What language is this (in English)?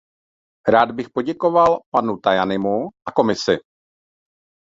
Czech